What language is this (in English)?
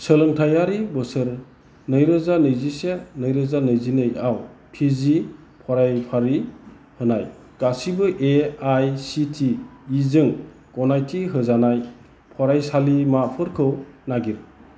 Bodo